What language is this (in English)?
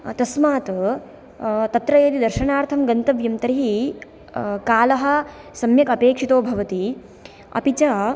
Sanskrit